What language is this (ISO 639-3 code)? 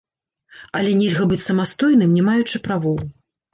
bel